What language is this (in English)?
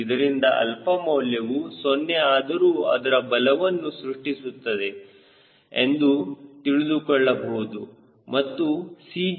Kannada